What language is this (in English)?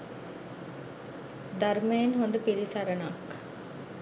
Sinhala